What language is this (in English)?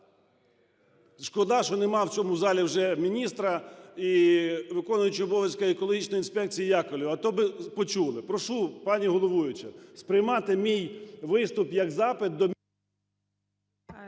Ukrainian